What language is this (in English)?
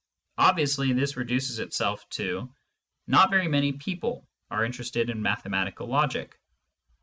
English